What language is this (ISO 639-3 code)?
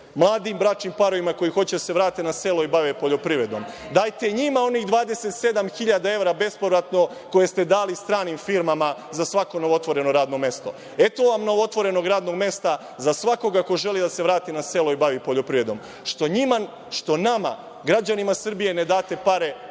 srp